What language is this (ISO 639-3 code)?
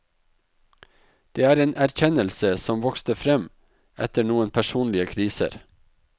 nor